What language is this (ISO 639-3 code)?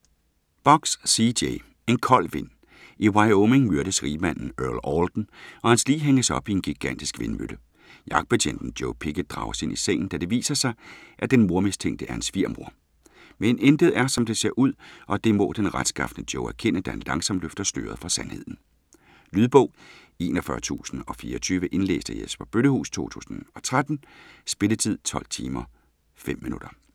dan